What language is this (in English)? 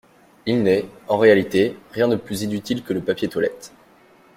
French